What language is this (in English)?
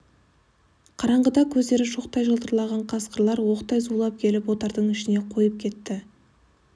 Kazakh